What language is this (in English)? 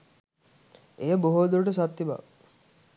Sinhala